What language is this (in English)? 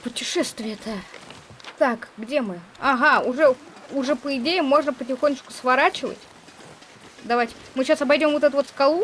Russian